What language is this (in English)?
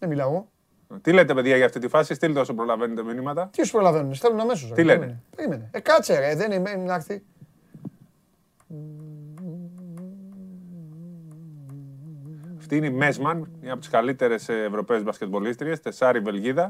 Greek